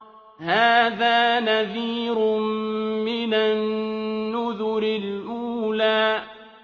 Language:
Arabic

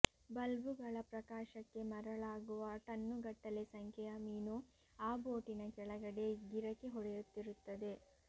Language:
Kannada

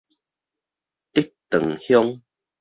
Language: Min Nan Chinese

